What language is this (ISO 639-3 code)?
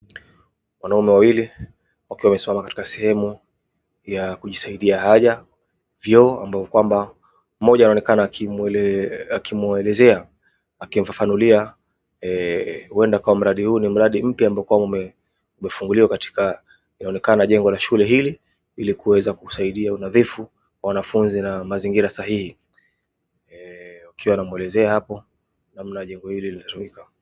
swa